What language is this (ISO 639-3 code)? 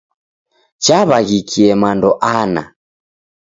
dav